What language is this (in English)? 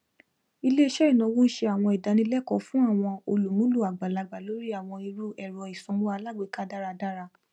Yoruba